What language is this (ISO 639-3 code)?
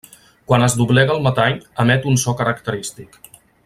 cat